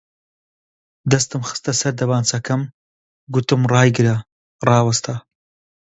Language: Central Kurdish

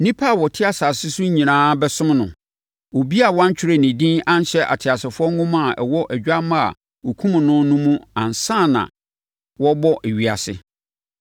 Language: Akan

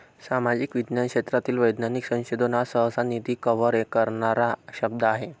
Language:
Marathi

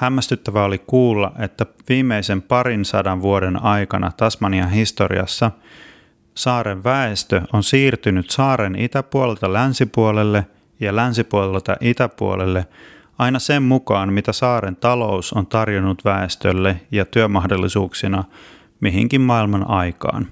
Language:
Finnish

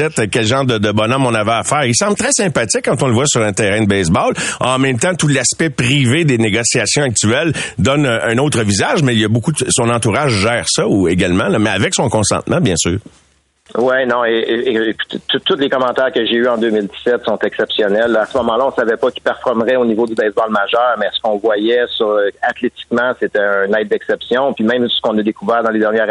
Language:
French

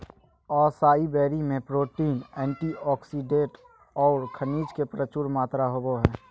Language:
Magahi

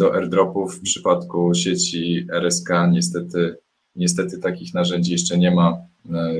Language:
Polish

